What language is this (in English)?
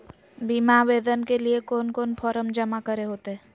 Magahi